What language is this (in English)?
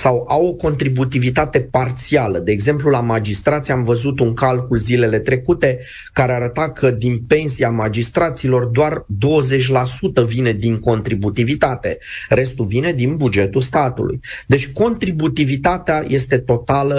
Romanian